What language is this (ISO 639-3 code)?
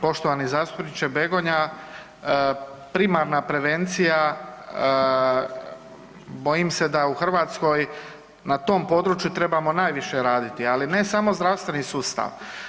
hrv